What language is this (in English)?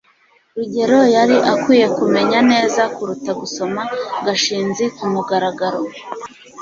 Kinyarwanda